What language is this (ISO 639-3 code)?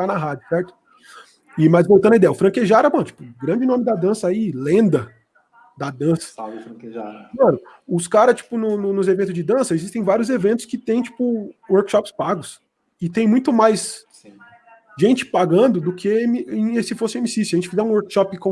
por